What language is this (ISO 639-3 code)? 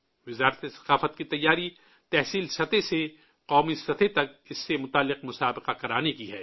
urd